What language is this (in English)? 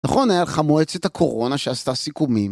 Hebrew